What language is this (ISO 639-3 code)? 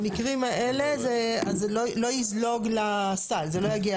heb